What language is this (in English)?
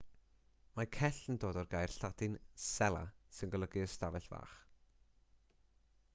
Welsh